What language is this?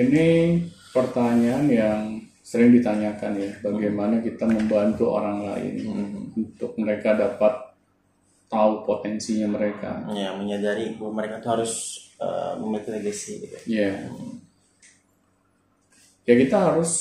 Indonesian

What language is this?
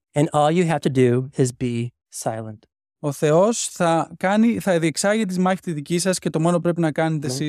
Greek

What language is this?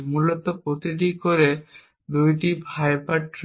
Bangla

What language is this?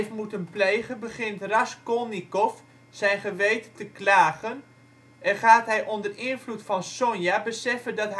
Dutch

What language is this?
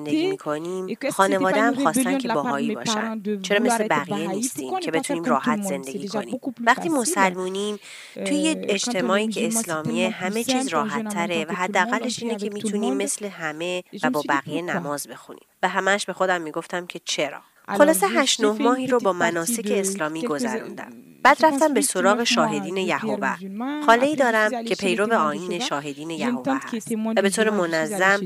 Persian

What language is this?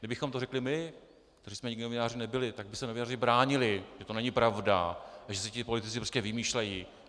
Czech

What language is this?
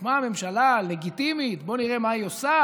Hebrew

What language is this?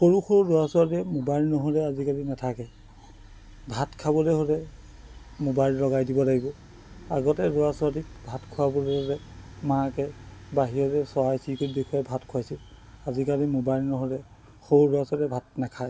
Assamese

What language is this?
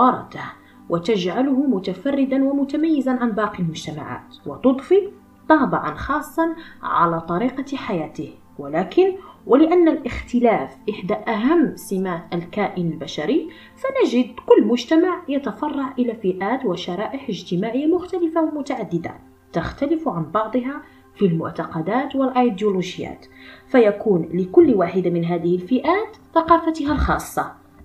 Arabic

